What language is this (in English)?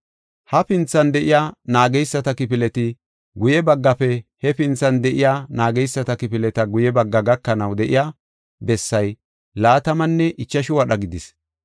Gofa